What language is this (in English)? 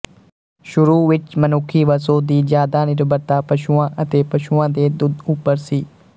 Punjabi